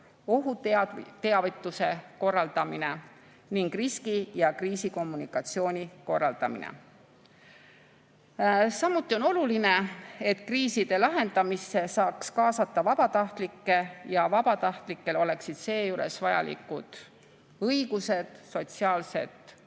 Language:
Estonian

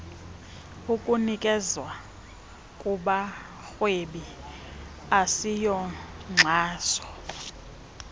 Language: Xhosa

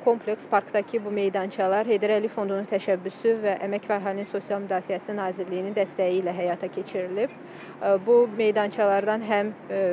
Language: Turkish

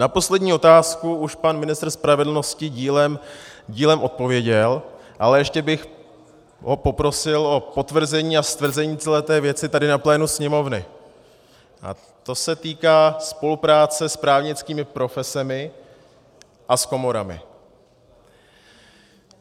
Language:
Czech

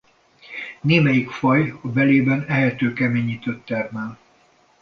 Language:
Hungarian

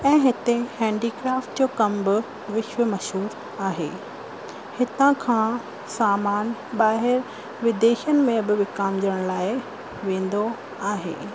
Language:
Sindhi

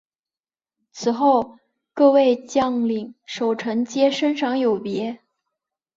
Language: Chinese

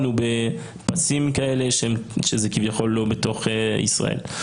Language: Hebrew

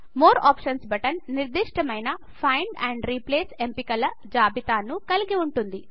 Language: Telugu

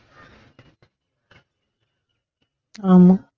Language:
Tamil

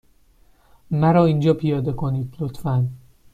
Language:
Persian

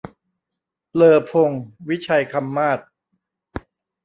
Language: Thai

